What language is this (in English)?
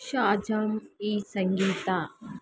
Kannada